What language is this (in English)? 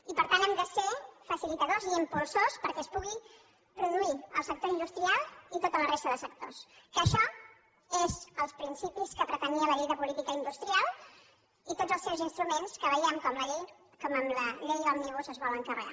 Catalan